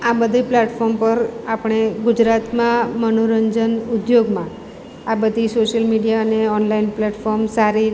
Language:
Gujarati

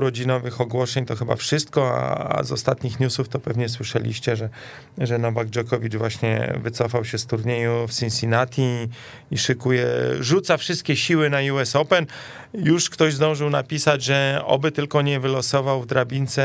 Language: Polish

